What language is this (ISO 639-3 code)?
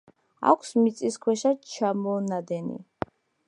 kat